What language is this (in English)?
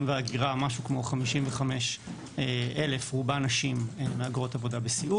Hebrew